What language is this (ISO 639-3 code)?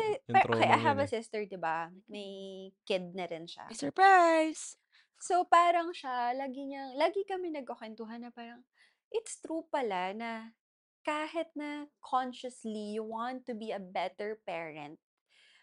fil